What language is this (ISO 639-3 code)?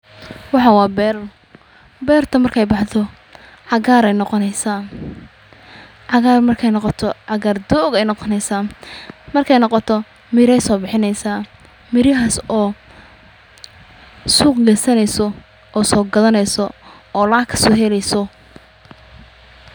som